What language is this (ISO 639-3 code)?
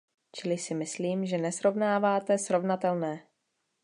ces